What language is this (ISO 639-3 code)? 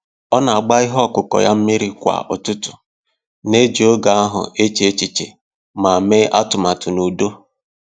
ibo